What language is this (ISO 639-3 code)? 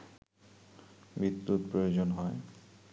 ben